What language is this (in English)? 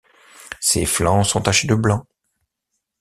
French